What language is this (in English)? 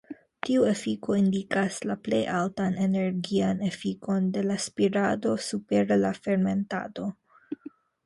Esperanto